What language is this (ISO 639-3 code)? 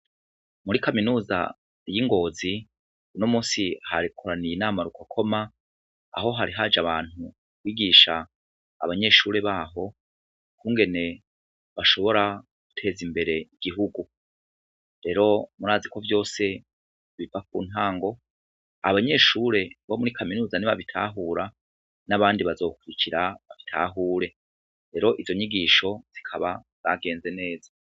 run